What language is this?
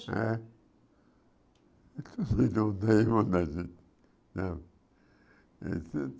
Portuguese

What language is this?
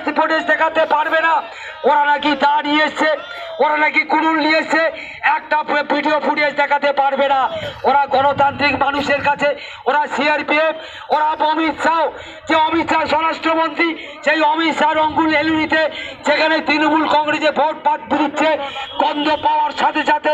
Romanian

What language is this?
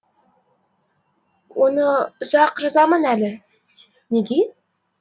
Kazakh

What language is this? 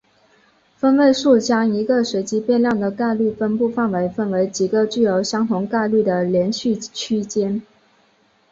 Chinese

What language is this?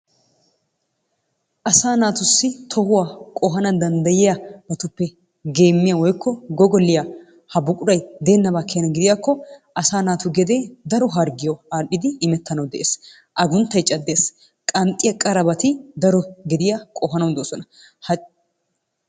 Wolaytta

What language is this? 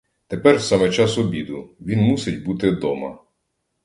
Ukrainian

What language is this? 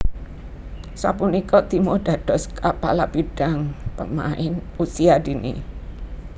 Javanese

